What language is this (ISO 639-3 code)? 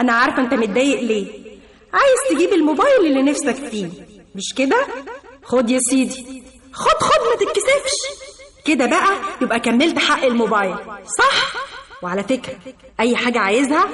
ara